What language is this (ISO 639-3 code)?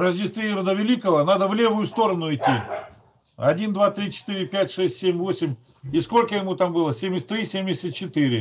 rus